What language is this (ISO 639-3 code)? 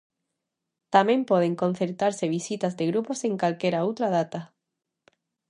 glg